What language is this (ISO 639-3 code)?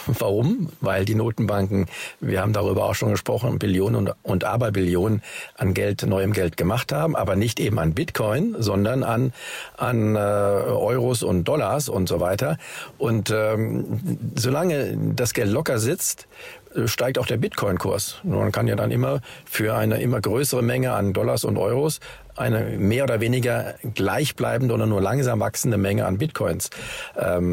deu